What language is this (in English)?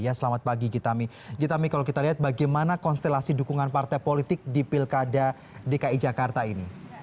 Indonesian